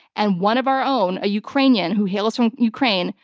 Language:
English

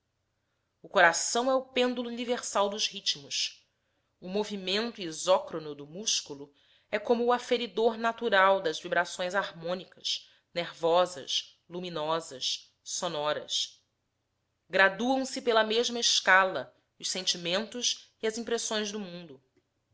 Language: Portuguese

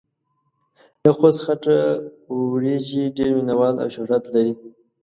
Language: Pashto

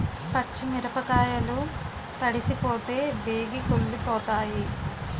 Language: Telugu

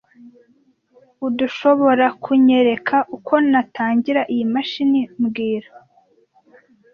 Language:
Kinyarwanda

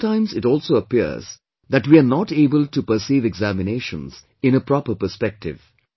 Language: English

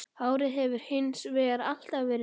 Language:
Icelandic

